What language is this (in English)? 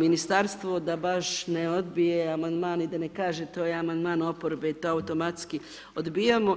Croatian